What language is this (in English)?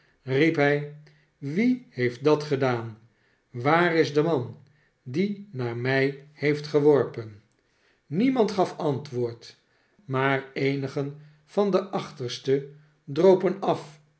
Dutch